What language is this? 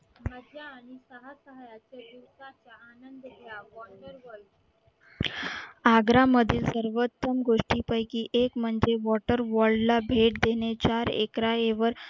Marathi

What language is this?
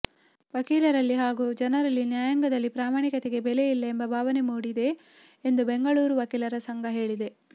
Kannada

